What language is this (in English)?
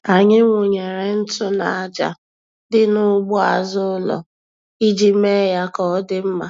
Igbo